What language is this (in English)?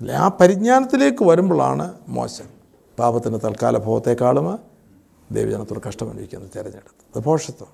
Malayalam